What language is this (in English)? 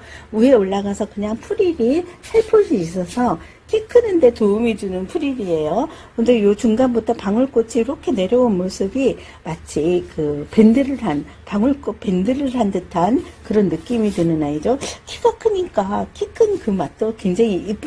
Korean